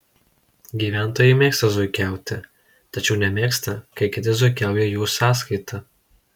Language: Lithuanian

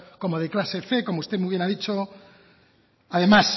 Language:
Spanish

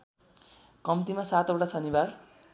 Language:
Nepali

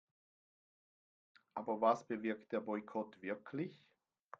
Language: German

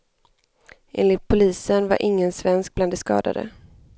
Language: Swedish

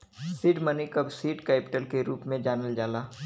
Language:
Bhojpuri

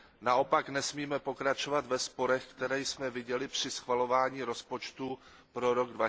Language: Czech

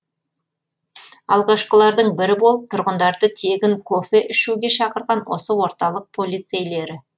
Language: Kazakh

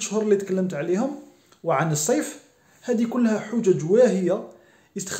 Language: Arabic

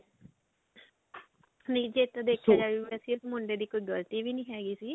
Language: Punjabi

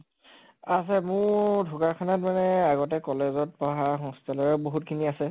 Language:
Assamese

